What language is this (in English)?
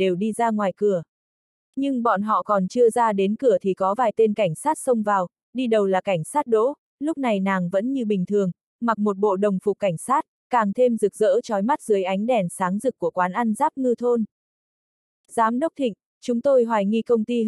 Vietnamese